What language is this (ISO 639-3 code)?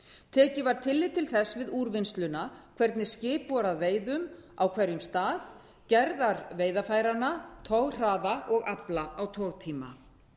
isl